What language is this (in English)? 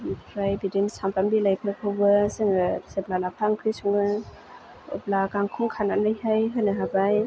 Bodo